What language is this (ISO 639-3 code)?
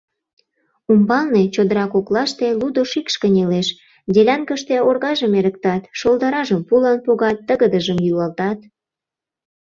chm